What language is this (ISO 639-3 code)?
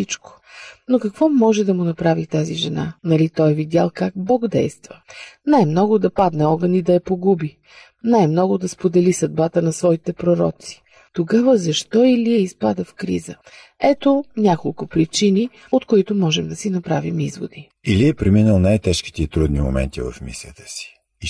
bul